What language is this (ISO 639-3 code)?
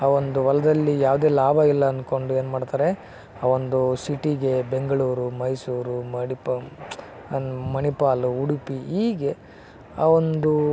kan